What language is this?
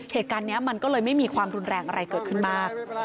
Thai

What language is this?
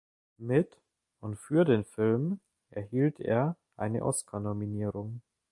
German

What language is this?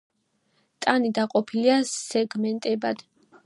Georgian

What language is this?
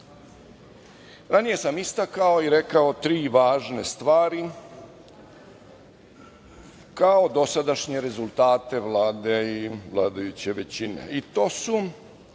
Serbian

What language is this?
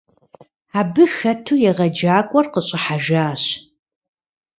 Kabardian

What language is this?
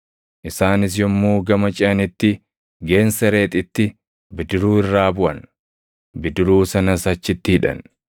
Oromo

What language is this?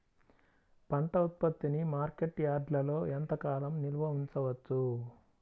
Telugu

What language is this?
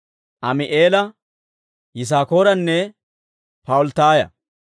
Dawro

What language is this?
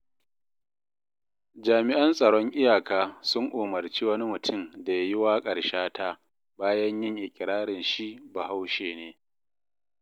Hausa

